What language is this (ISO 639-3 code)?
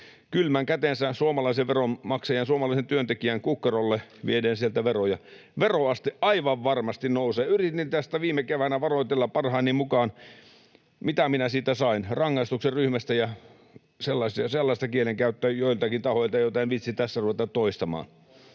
fin